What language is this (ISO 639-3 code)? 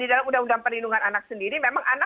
ind